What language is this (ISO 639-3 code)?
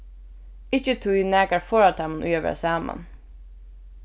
fao